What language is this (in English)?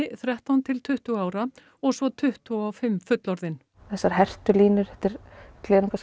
Icelandic